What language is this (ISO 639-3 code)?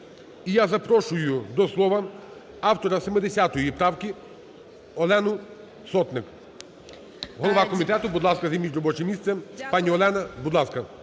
ukr